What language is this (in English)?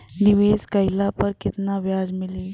Bhojpuri